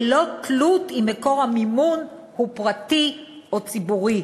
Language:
Hebrew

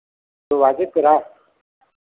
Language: Hindi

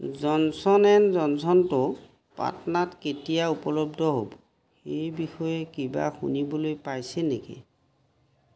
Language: Assamese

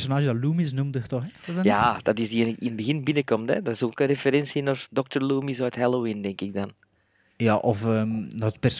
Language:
Dutch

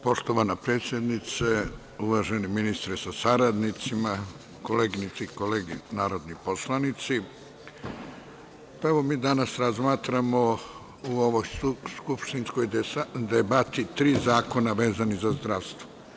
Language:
Serbian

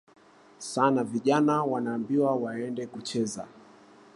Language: Swahili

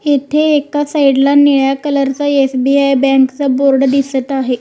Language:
Marathi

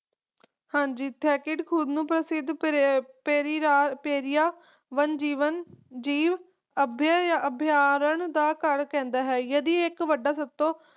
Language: Punjabi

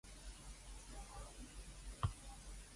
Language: Cantonese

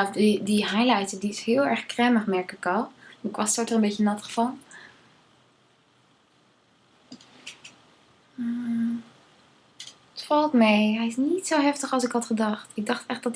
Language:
Dutch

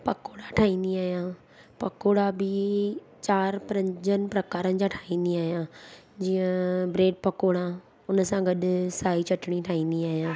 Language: Sindhi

